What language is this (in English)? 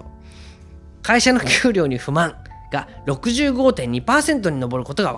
Japanese